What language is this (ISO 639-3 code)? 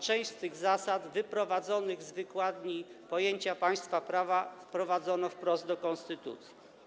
pol